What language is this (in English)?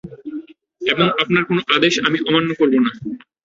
Bangla